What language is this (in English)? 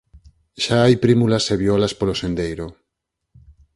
Galician